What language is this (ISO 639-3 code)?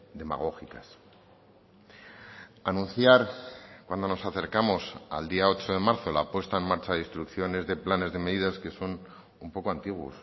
spa